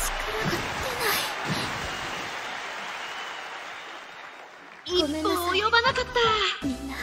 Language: Japanese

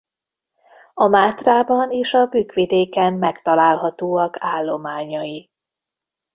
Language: Hungarian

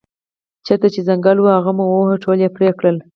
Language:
Pashto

